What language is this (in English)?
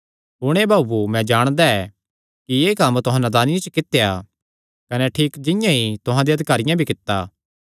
Kangri